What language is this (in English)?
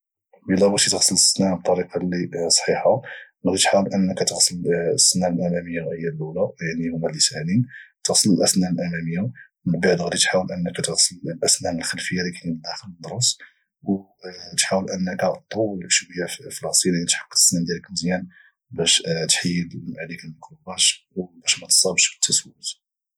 Moroccan Arabic